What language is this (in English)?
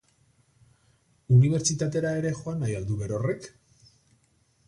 Basque